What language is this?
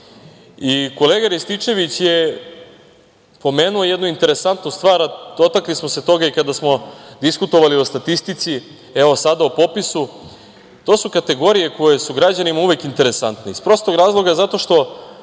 Serbian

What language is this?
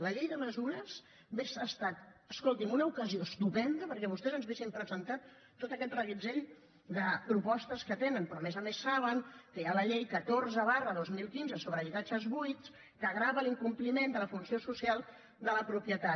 Catalan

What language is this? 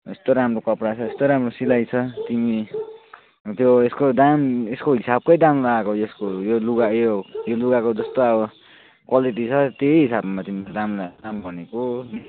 Nepali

